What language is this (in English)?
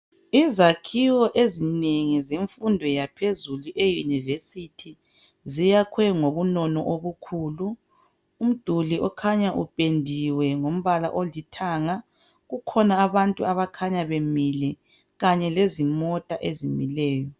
North Ndebele